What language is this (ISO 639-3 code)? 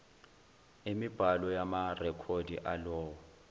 zul